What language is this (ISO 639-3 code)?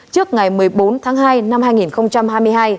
vie